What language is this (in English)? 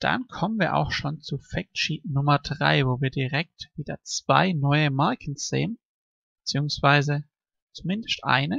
German